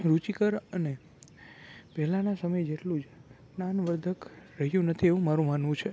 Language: Gujarati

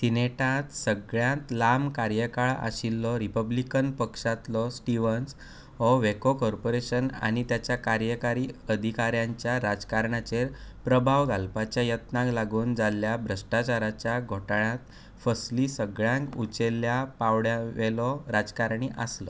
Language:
Konkani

